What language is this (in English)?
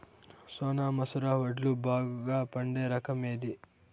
Telugu